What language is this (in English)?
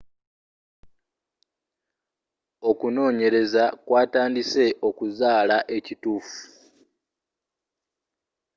Ganda